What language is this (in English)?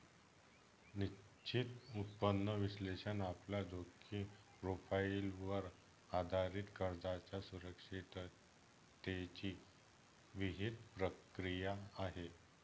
Marathi